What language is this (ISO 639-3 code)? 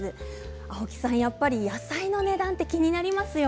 jpn